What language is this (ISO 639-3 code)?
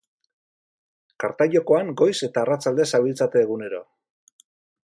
eus